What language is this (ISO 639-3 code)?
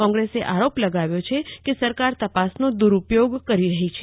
guj